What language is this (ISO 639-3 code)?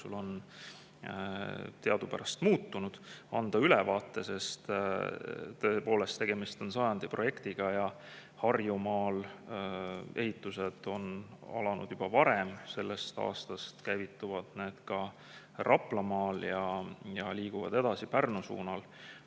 est